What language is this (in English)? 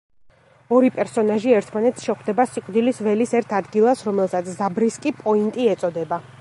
Georgian